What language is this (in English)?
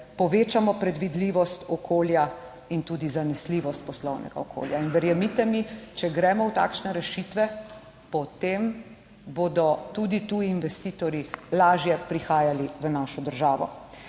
Slovenian